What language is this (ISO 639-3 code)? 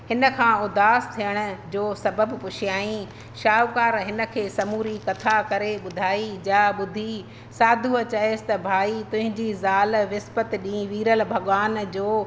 snd